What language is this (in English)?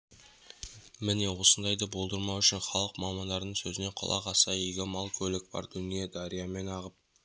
Kazakh